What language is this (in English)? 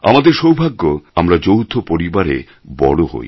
Bangla